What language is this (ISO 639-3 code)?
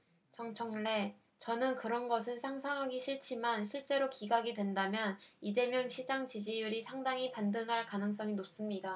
kor